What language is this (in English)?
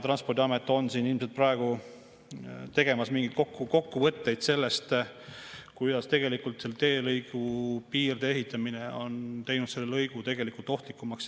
Estonian